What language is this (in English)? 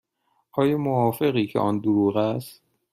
Persian